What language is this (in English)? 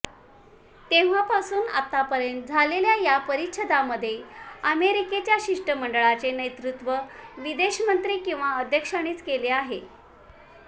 Marathi